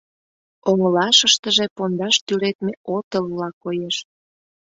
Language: Mari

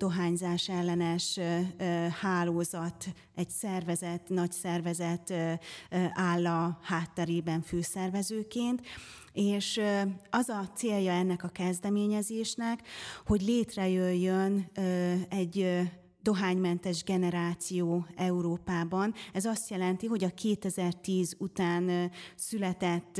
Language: Hungarian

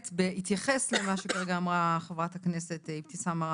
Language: Hebrew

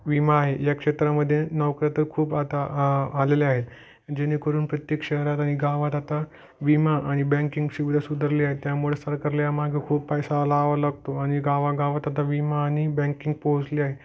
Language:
Marathi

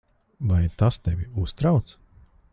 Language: Latvian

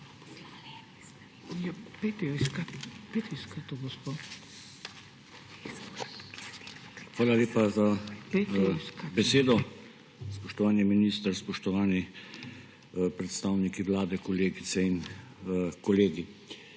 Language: Slovenian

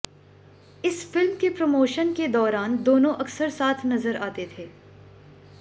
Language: Hindi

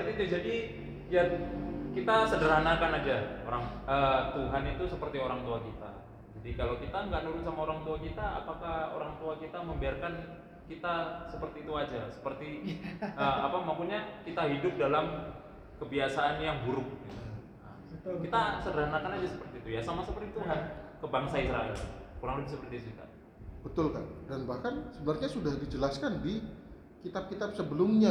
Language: Indonesian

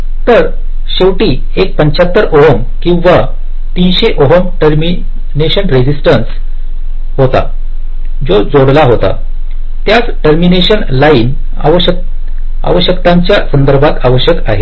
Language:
Marathi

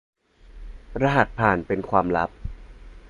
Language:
Thai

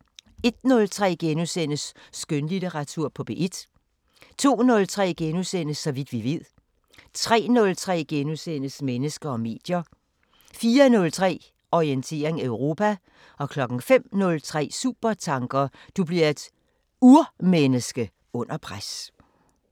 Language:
Danish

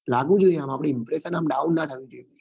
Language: Gujarati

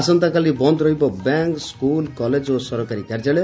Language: Odia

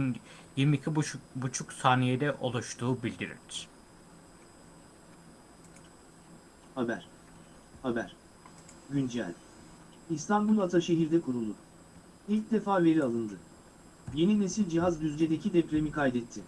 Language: Turkish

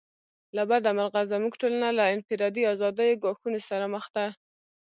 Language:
Pashto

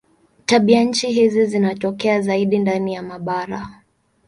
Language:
Swahili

